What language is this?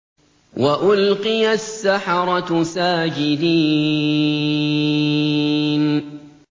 Arabic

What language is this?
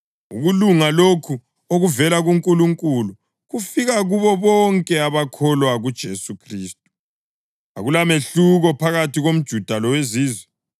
North Ndebele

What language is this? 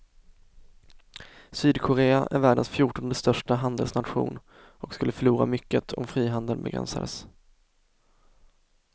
Swedish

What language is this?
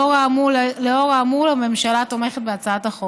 Hebrew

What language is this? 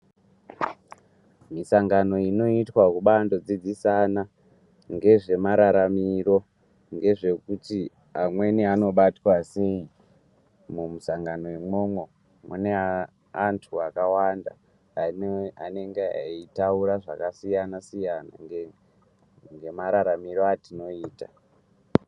Ndau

